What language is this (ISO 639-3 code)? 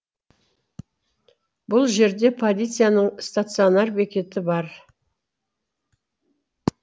kaz